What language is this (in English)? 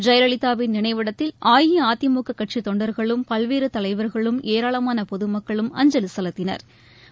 Tamil